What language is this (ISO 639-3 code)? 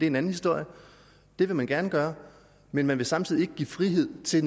dan